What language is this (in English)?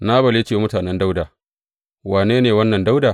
Hausa